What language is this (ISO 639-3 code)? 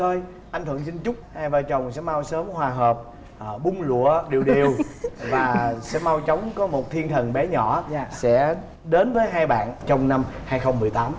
vie